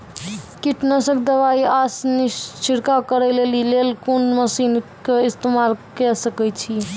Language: Maithili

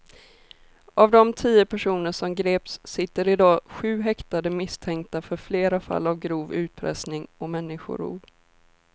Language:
Swedish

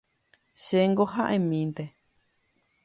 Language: Guarani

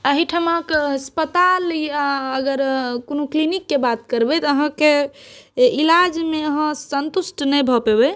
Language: Maithili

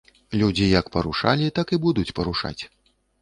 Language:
Belarusian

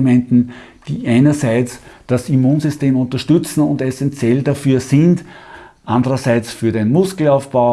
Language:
German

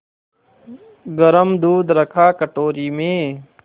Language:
Hindi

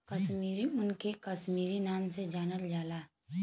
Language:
Bhojpuri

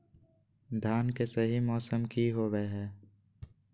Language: Magahi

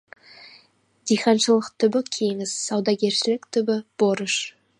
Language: Kazakh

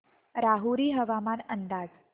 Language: Marathi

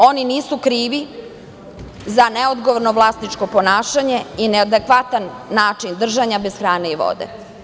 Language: Serbian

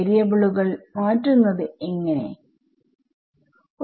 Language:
Malayalam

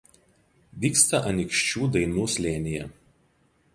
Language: Lithuanian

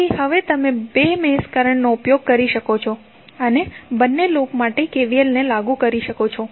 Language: Gujarati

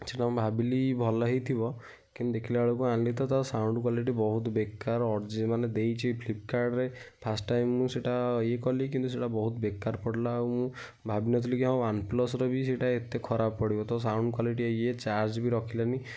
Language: Odia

